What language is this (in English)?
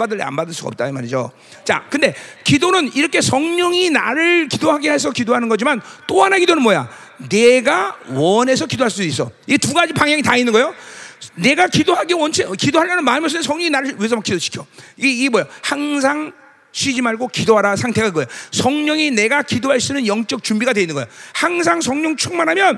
Korean